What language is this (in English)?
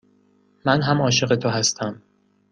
Persian